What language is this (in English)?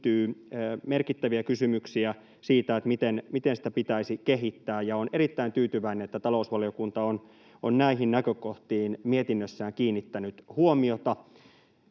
Finnish